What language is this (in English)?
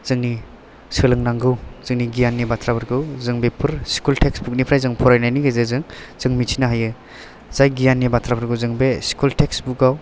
Bodo